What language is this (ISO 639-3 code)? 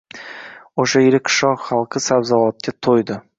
uzb